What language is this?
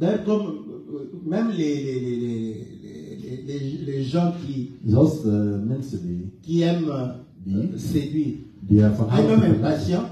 French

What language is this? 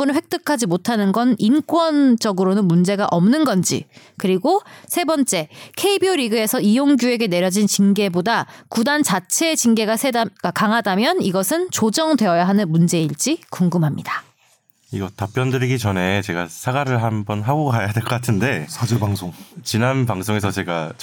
Korean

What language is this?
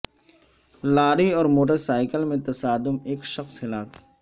Urdu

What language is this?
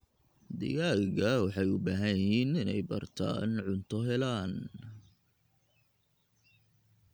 Somali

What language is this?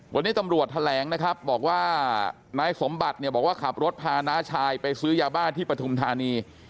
Thai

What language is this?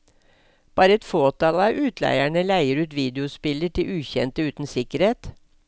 Norwegian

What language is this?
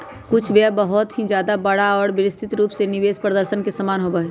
Magahi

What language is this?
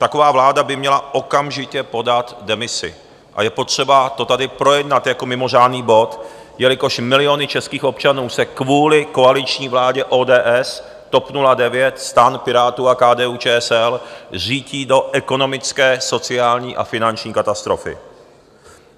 Czech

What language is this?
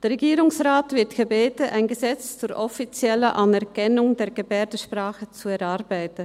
Swiss German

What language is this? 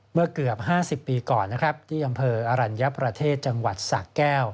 Thai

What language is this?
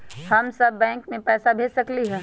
Magahi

